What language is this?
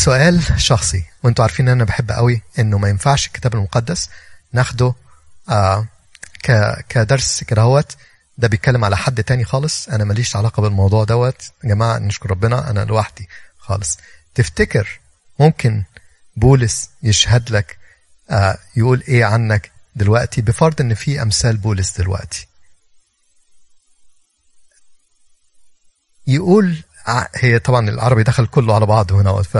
Arabic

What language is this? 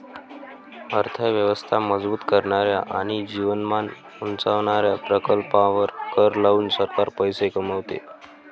Marathi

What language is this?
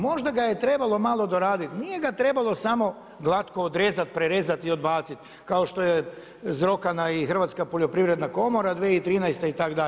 Croatian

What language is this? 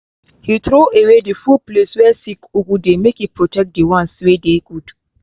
Nigerian Pidgin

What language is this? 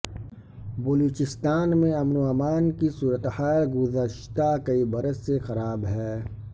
Urdu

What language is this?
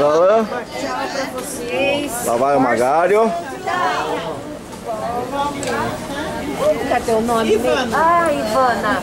Portuguese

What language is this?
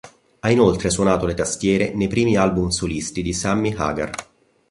Italian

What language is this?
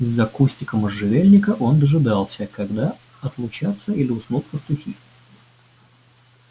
Russian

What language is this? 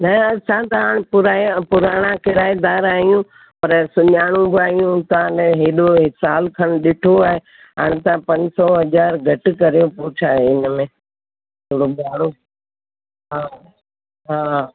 Sindhi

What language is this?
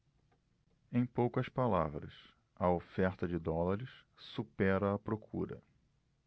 Portuguese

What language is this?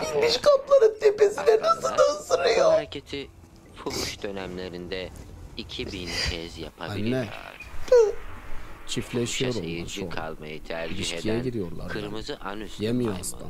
Turkish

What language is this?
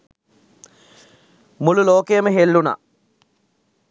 Sinhala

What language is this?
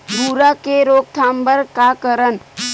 Chhattisgarhi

